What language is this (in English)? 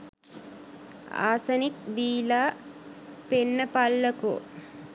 Sinhala